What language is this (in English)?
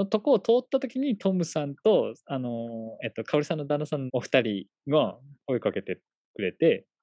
Japanese